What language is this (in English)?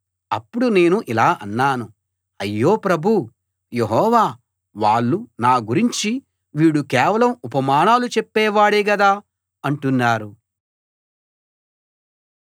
Telugu